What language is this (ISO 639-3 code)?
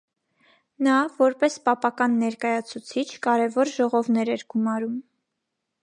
hye